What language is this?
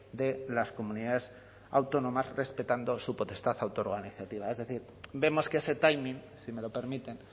Spanish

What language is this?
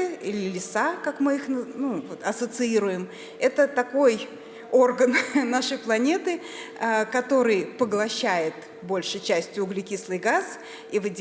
Russian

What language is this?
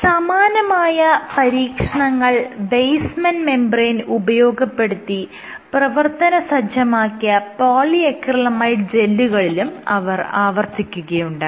Malayalam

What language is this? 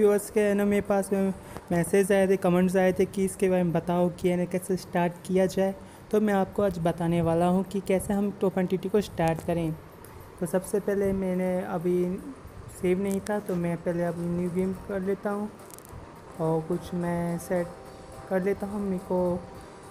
Hindi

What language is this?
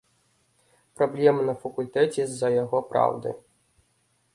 Belarusian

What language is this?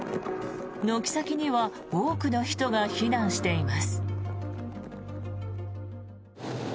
Japanese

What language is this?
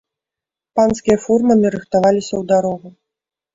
Belarusian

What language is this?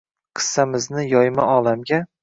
Uzbek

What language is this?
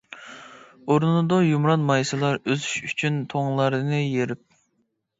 Uyghur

